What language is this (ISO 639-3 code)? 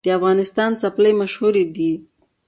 pus